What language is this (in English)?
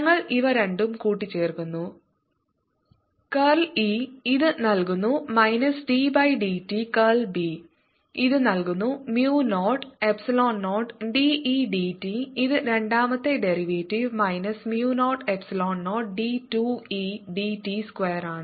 Malayalam